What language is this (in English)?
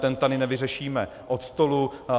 Czech